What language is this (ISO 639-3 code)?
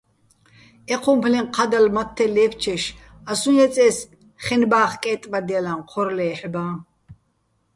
bbl